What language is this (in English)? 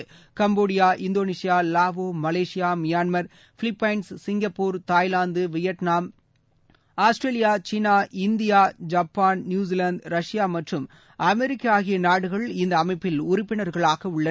Tamil